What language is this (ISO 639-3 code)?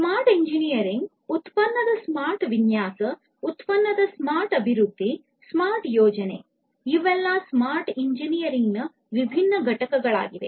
kan